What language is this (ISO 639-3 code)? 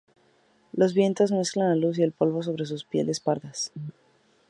spa